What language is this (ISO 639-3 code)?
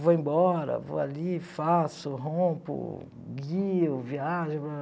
por